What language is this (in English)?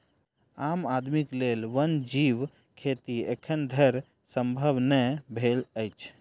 Maithili